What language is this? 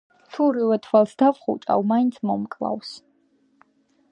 Georgian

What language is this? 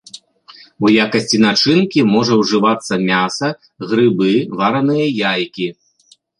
Belarusian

